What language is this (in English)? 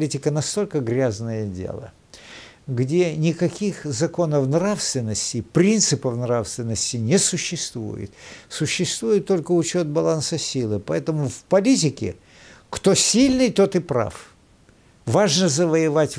Russian